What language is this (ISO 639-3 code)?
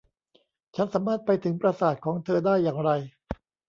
tha